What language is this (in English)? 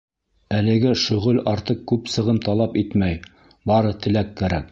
Bashkir